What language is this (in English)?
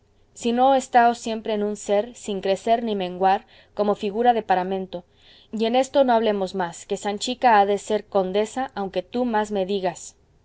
Spanish